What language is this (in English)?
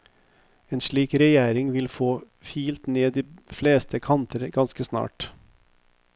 Norwegian